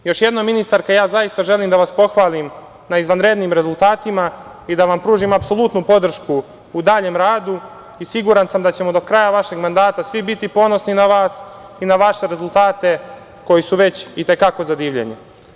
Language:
Serbian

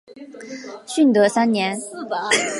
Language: Chinese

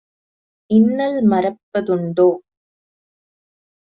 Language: Tamil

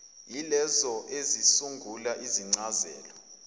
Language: Zulu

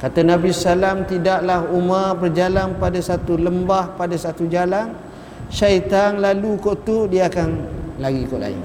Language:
Malay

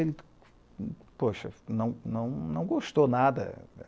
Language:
Portuguese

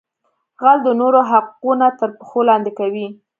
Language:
Pashto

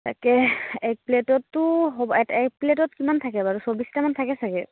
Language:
Assamese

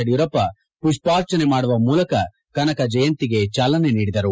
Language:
Kannada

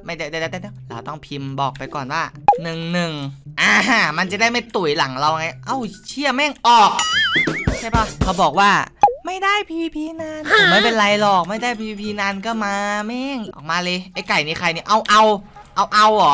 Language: Thai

